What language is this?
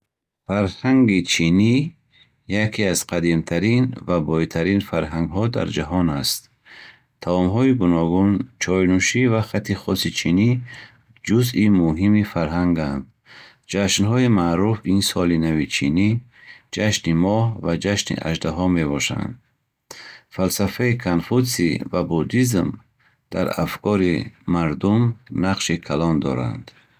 Bukharic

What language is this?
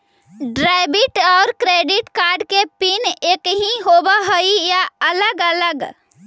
Magahi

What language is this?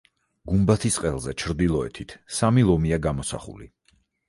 Georgian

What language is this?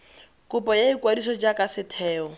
Tswana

